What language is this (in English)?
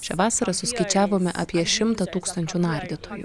Lithuanian